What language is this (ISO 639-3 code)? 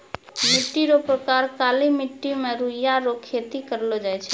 mai